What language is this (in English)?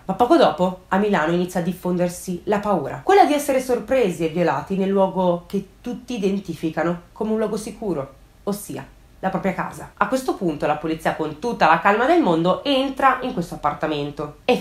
Italian